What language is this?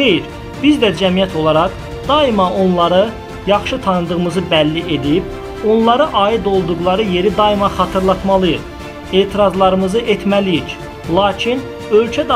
Turkish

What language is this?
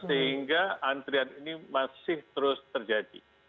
Indonesian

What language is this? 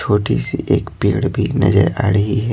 Hindi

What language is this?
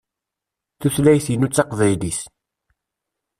Kabyle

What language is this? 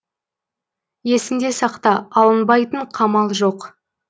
Kazakh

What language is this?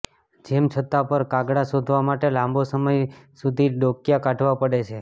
Gujarati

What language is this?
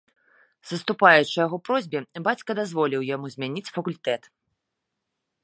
Belarusian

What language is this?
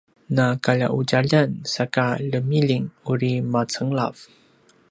Paiwan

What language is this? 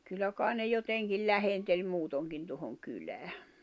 Finnish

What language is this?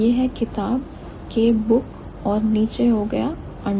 Hindi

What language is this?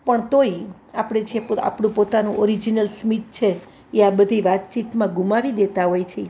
Gujarati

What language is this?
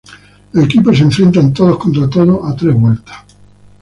Spanish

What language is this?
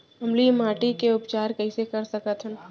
Chhattisgarhi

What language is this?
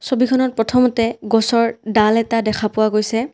Assamese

